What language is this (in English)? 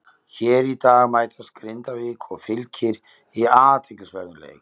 Icelandic